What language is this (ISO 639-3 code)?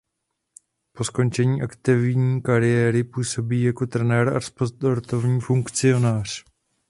ces